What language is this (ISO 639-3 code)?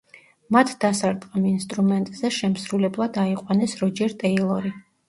kat